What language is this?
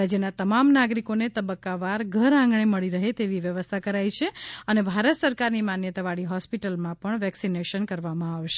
Gujarati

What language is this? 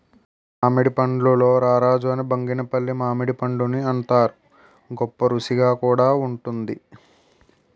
Telugu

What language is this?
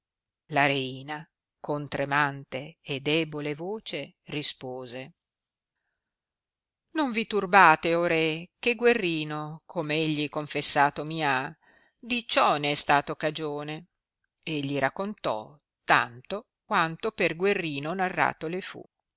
Italian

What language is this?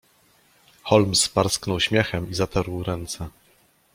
Polish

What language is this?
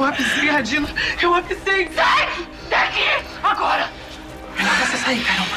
Portuguese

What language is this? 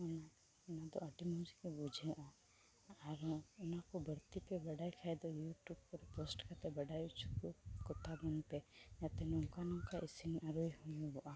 Santali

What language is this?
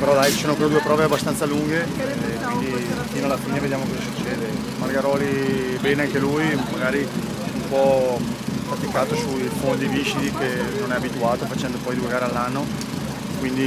Italian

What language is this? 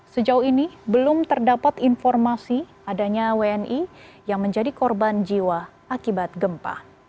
Indonesian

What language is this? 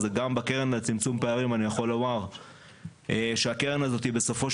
Hebrew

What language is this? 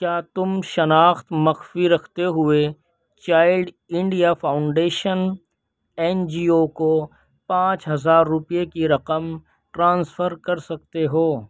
Urdu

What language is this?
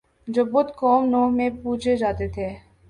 Urdu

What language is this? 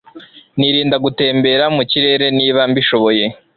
Kinyarwanda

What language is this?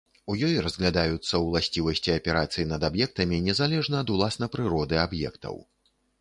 Belarusian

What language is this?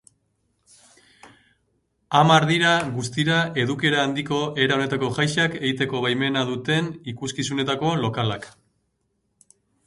Basque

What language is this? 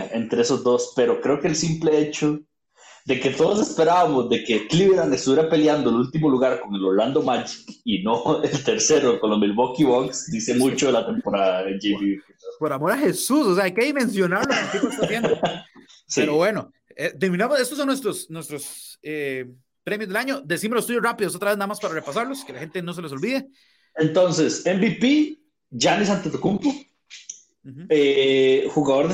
Spanish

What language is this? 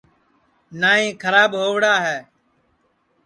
Sansi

